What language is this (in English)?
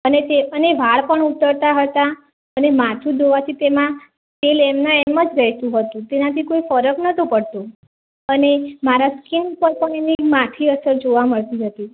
Gujarati